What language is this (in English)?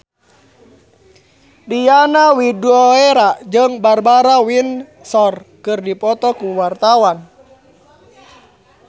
Sundanese